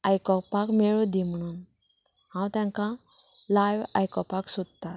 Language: Konkani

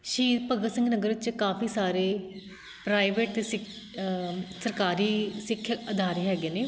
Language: Punjabi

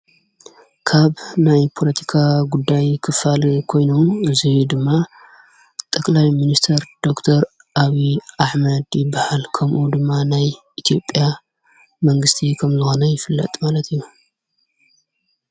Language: Tigrinya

